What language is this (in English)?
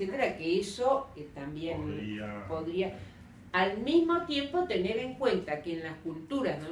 Spanish